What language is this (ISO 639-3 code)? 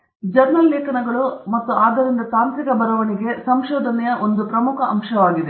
kan